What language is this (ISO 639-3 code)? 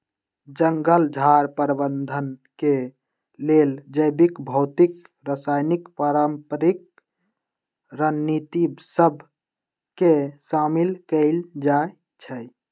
mag